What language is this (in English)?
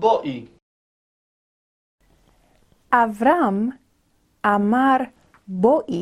Hebrew